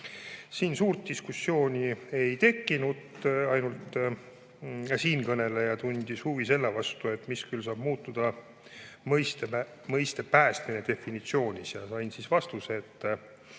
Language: Estonian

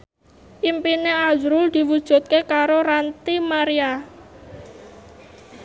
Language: Javanese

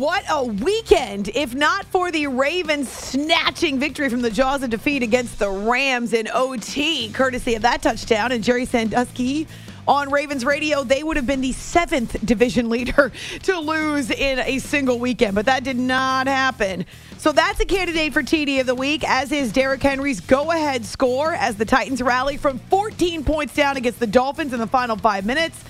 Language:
English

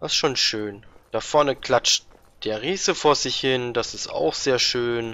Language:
German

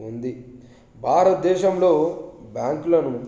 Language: Telugu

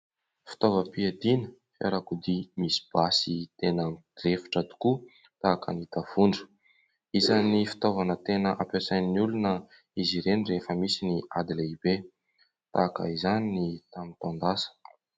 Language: Malagasy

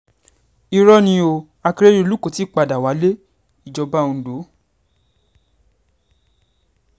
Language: Yoruba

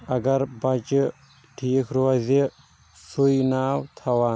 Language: Kashmiri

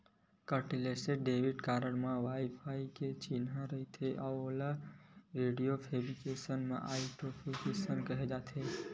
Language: Chhattisgarhi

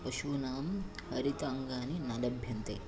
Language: Sanskrit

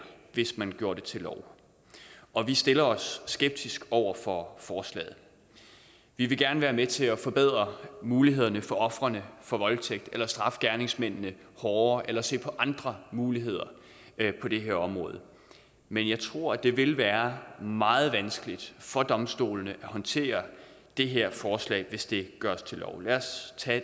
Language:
Danish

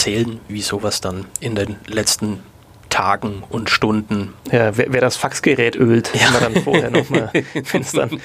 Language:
German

